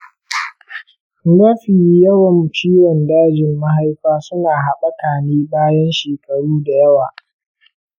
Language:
Hausa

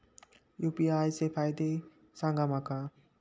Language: Marathi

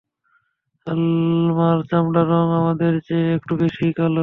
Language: Bangla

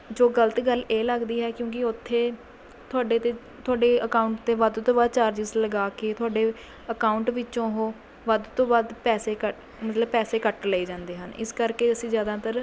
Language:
Punjabi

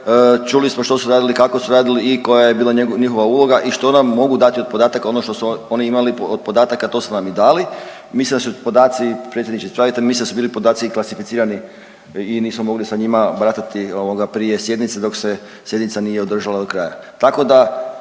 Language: Croatian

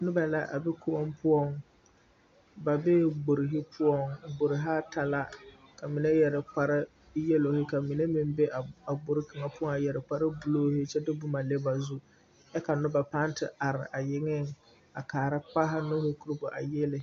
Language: Southern Dagaare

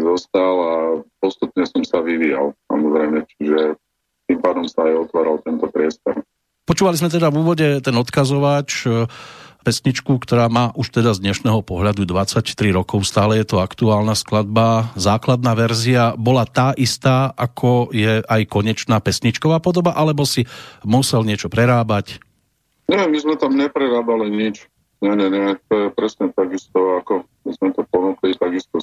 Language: Slovak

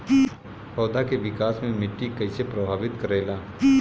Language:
Bhojpuri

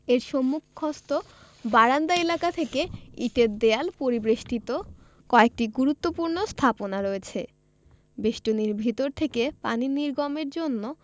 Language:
Bangla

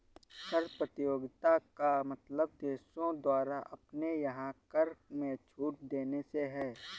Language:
Hindi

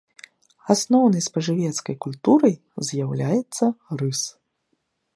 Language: Belarusian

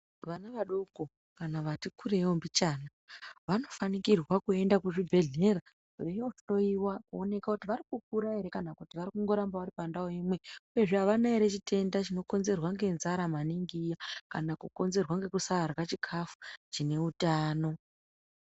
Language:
Ndau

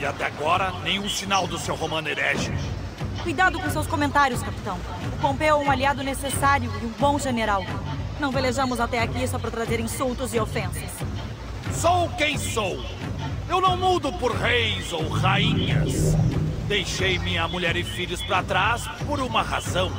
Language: Portuguese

